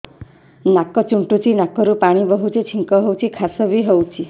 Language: Odia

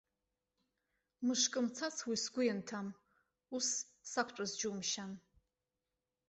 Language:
Abkhazian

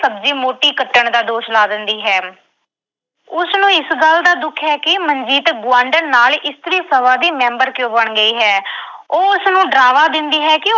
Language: Punjabi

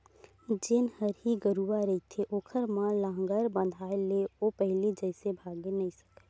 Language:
Chhattisgarhi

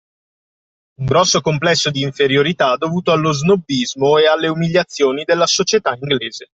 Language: Italian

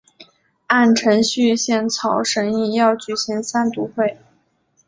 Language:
Chinese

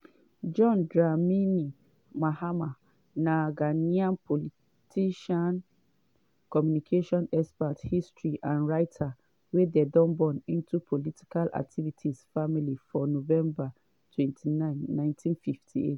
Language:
Nigerian Pidgin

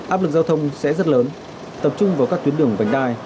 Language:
Vietnamese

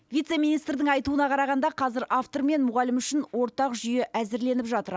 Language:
Kazakh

